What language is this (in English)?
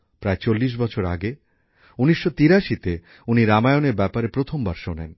Bangla